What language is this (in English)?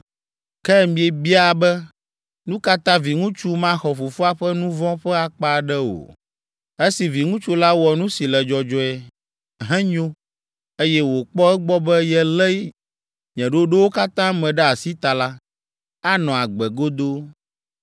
Ewe